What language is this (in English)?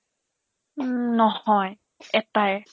Assamese